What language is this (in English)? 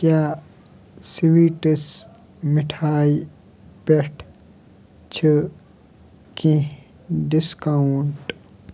Kashmiri